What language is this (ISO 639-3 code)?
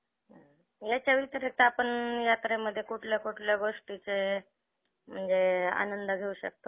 mar